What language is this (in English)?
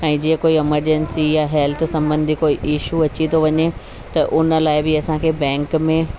Sindhi